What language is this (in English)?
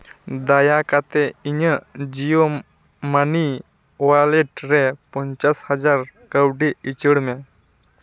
Santali